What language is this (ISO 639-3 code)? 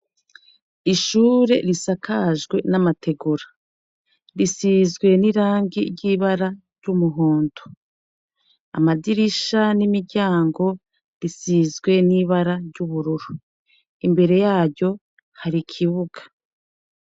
run